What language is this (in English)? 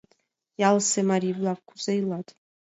Mari